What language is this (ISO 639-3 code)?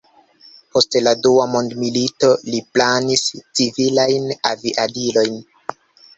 epo